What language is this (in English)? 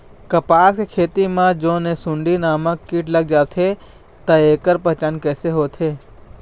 Chhattisgarhi